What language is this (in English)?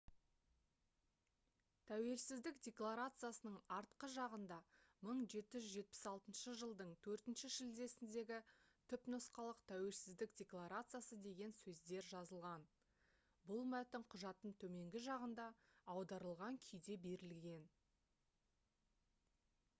Kazakh